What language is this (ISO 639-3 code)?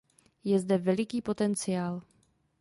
ces